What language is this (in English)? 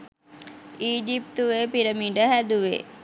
Sinhala